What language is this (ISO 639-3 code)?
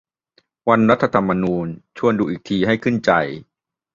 tha